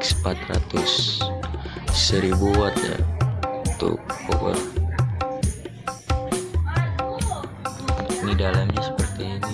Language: Indonesian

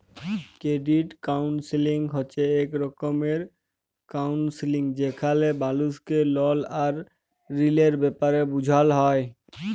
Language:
Bangla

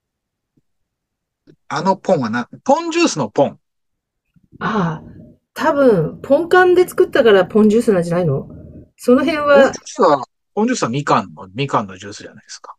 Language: Japanese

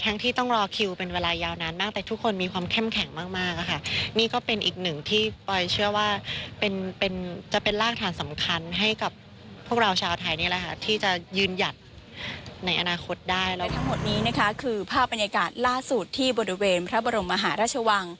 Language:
Thai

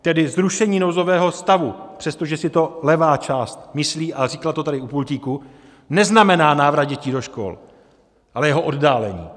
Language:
Czech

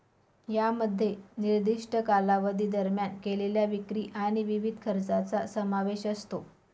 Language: Marathi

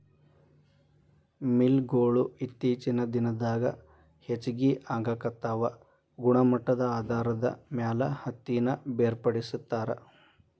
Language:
Kannada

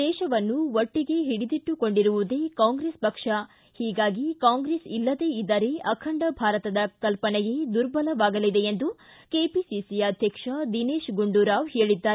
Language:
Kannada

